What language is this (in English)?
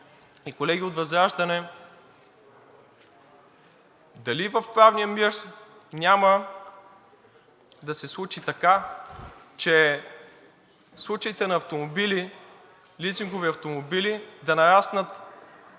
Bulgarian